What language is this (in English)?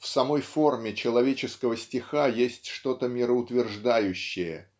Russian